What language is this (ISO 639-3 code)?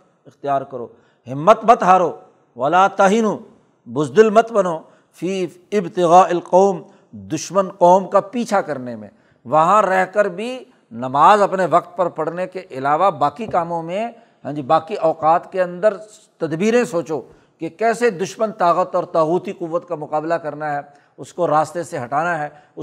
urd